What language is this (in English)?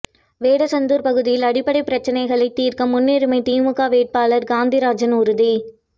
Tamil